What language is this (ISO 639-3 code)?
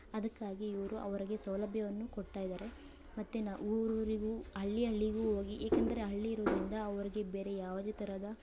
kan